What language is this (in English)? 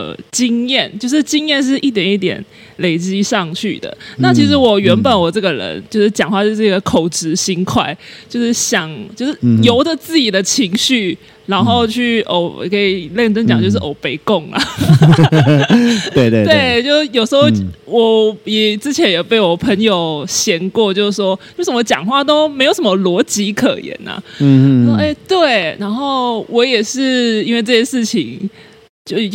Chinese